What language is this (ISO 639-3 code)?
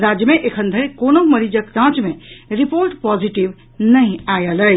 mai